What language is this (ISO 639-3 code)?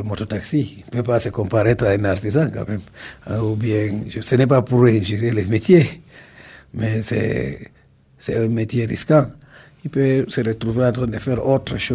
fra